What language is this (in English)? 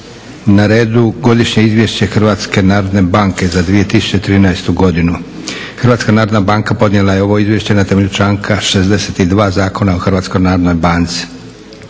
Croatian